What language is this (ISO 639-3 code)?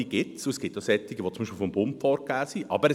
gsw